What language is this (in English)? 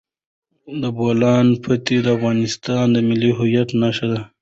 Pashto